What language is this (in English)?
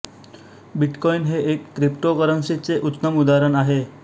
Marathi